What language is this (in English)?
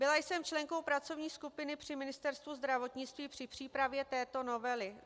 Czech